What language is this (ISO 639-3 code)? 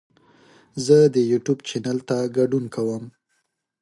pus